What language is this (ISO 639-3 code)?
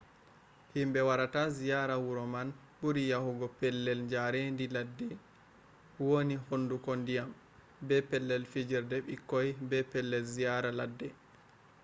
ful